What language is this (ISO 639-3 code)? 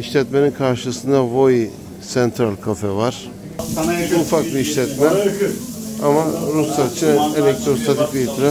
tur